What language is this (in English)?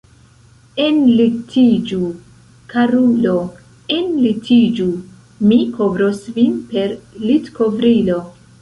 Esperanto